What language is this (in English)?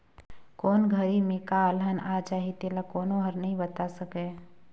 Chhattisgarhi